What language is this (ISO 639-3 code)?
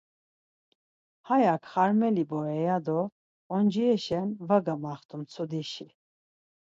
lzz